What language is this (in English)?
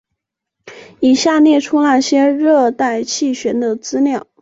Chinese